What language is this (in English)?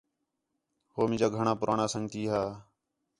Khetrani